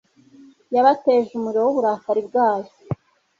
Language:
Kinyarwanda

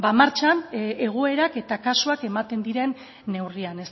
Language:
Basque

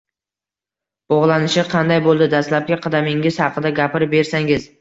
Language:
Uzbek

